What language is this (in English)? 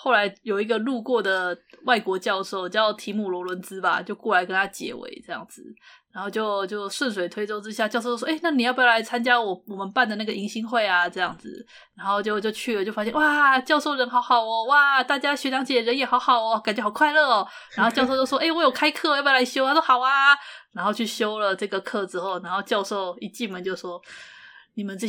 Chinese